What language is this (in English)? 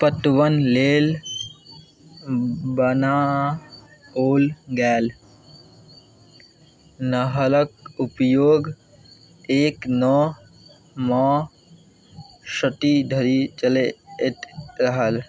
Maithili